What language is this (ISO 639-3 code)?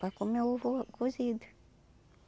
por